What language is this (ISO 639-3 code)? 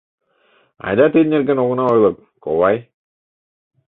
chm